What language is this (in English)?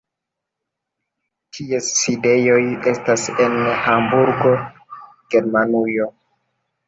Esperanto